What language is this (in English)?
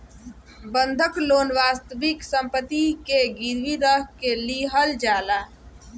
Bhojpuri